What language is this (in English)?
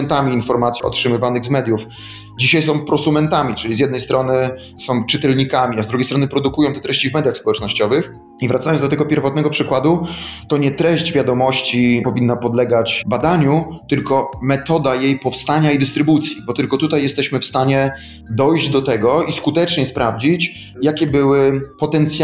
Polish